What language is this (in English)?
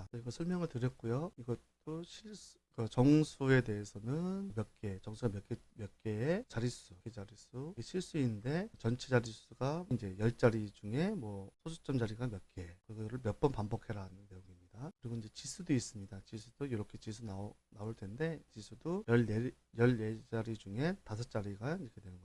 Korean